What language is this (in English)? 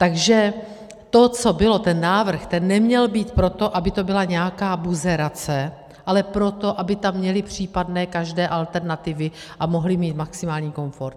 Czech